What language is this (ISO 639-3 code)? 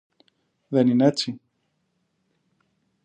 ell